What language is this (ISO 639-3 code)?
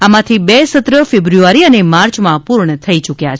guj